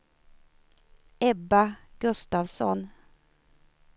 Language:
Swedish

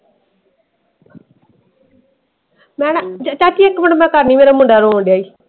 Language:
Punjabi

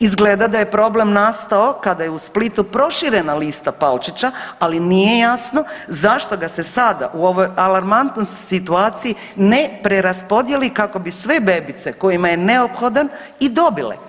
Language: Croatian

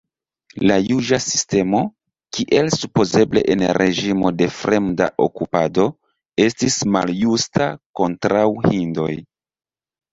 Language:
Esperanto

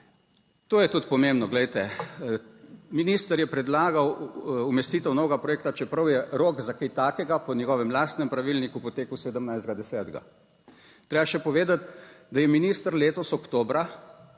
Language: Slovenian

